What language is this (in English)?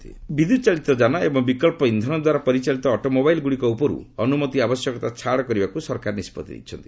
Odia